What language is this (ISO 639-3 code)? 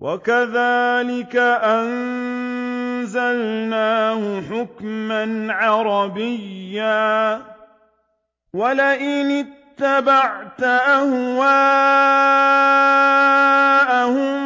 ara